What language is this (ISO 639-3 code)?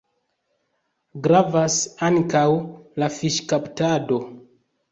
epo